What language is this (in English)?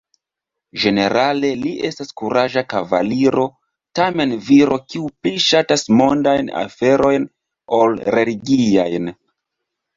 Esperanto